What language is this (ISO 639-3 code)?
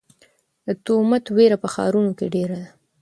pus